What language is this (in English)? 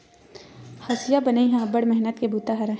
Chhattisgarhi